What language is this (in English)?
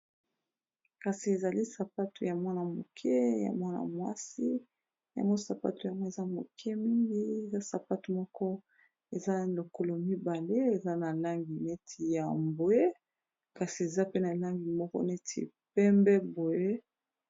Lingala